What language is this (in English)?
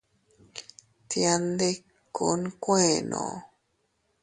Teutila Cuicatec